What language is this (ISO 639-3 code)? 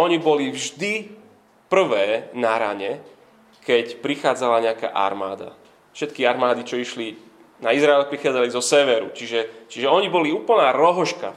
slk